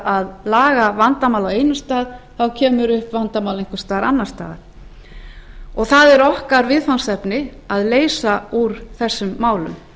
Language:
Icelandic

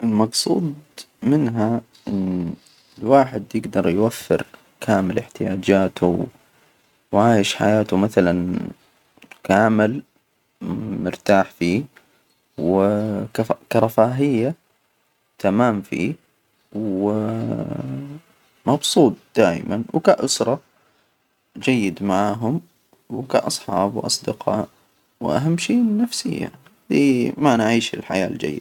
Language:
Hijazi Arabic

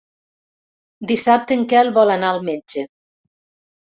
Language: Catalan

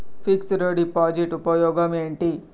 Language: Telugu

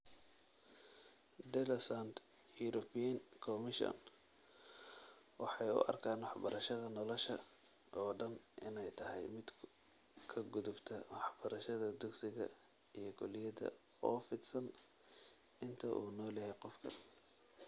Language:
Somali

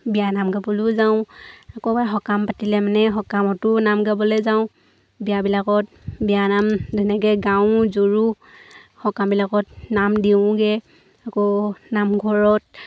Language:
Assamese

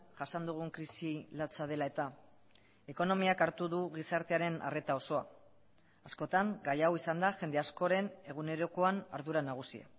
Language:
Basque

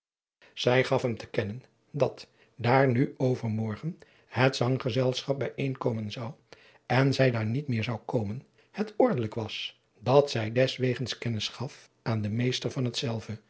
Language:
Dutch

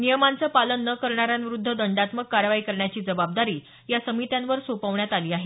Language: Marathi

